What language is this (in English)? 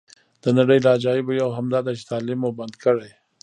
Pashto